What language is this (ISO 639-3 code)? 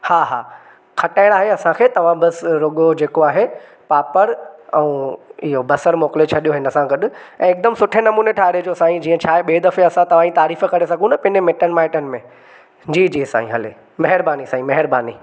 snd